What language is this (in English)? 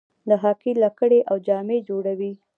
Pashto